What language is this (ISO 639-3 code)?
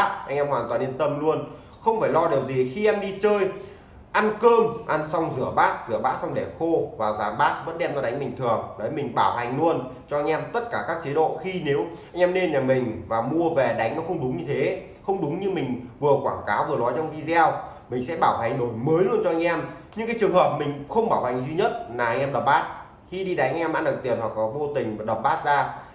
vie